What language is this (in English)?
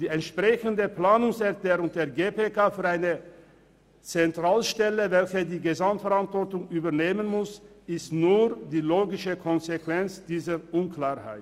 Swiss German